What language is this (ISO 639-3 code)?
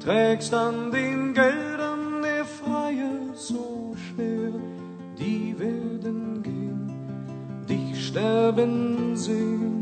swa